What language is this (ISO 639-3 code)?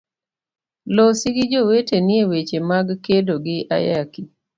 luo